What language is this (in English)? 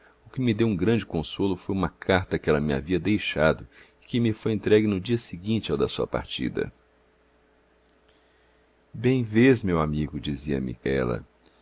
Portuguese